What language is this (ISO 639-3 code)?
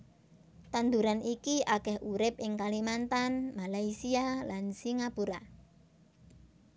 jav